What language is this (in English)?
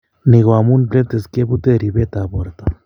Kalenjin